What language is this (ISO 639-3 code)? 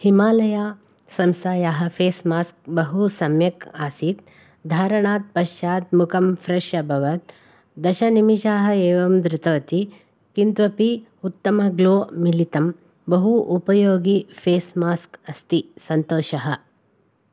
san